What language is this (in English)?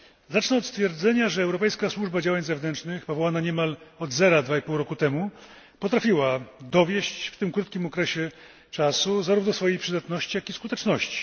Polish